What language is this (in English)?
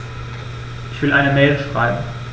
German